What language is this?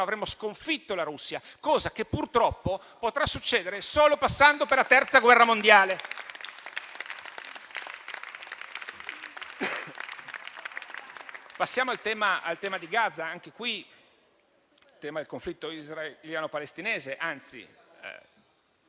Italian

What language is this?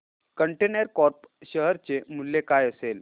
Marathi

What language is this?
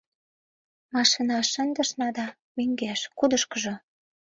Mari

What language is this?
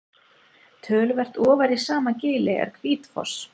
Icelandic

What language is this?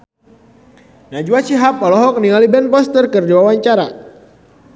Sundanese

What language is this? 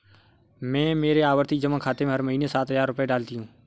Hindi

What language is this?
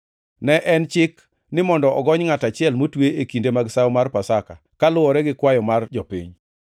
Luo (Kenya and Tanzania)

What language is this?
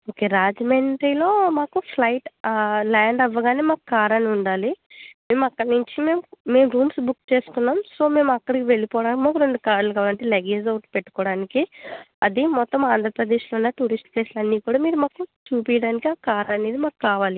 Telugu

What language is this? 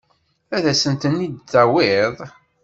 Kabyle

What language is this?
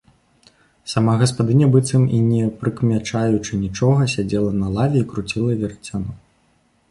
Belarusian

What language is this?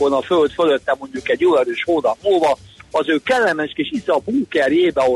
Hungarian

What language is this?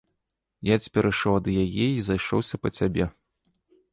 Belarusian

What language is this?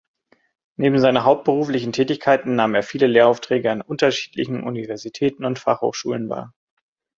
German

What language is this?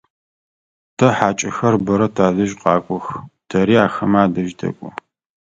Adyghe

